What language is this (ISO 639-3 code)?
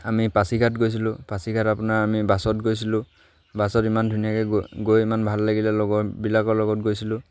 asm